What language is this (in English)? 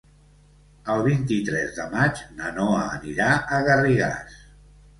Catalan